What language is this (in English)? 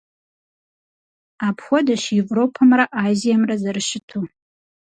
Kabardian